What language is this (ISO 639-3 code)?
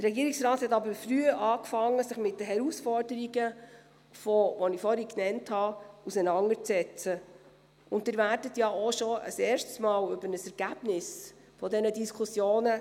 gsw